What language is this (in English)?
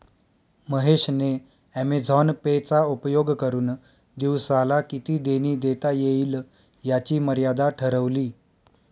Marathi